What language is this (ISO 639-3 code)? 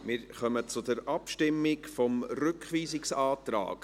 gsw